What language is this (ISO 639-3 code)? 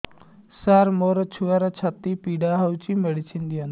ori